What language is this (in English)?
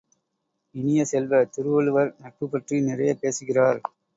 Tamil